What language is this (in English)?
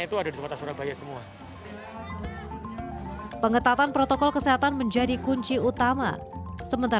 Indonesian